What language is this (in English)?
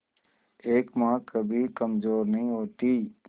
Hindi